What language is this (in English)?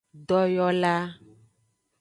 Aja (Benin)